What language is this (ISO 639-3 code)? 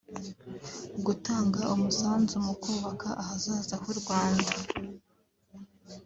kin